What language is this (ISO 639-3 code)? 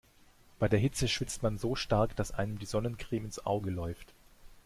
deu